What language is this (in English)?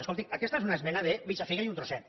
Catalan